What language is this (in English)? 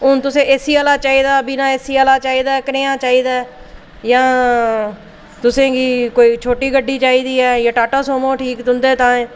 Dogri